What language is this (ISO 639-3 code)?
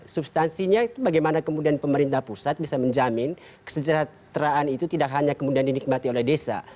ind